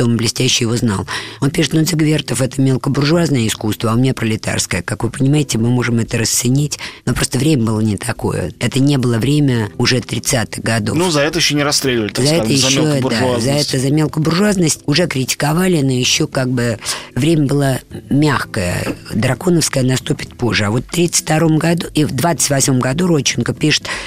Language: Russian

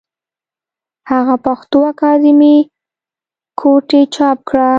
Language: Pashto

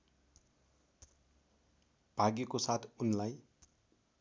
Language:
Nepali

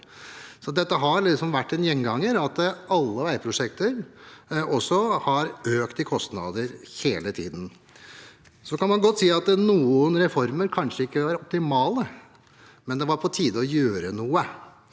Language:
Norwegian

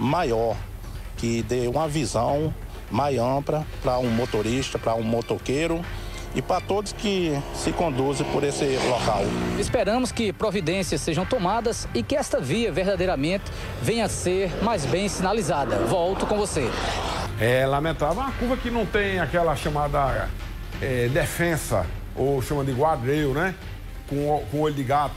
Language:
Portuguese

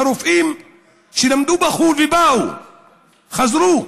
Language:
Hebrew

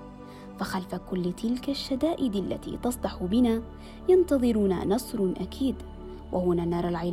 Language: Arabic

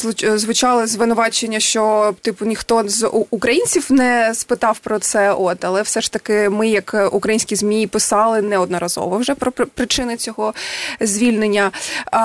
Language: Ukrainian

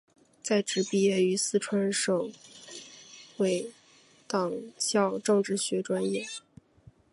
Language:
Chinese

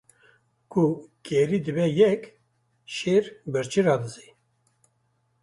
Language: Kurdish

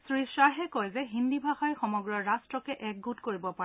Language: Assamese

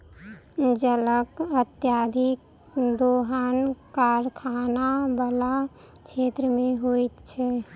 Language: Maithili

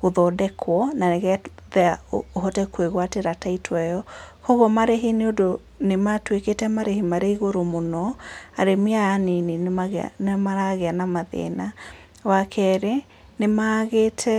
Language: Kikuyu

